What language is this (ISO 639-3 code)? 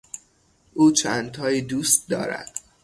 fas